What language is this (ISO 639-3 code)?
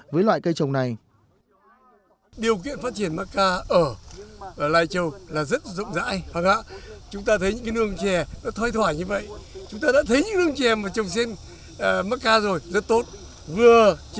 vie